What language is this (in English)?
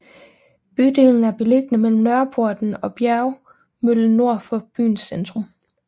Danish